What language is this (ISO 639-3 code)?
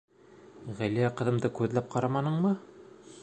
bak